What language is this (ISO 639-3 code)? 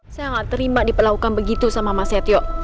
ind